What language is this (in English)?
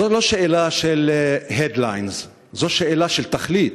Hebrew